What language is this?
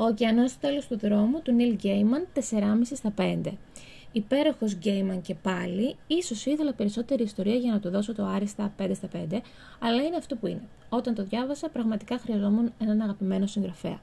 Greek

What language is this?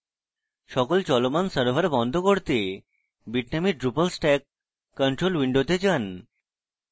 Bangla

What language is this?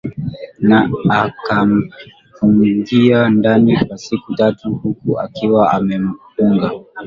Swahili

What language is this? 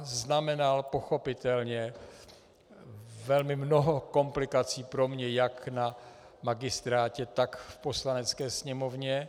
Czech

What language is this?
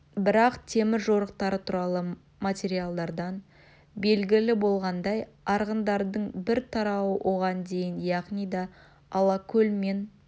Kazakh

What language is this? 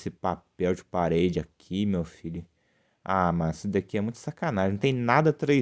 Portuguese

